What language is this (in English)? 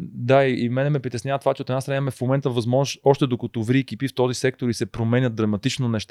Bulgarian